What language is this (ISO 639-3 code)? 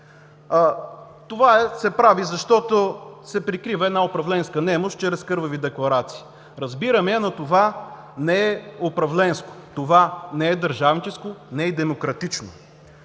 bul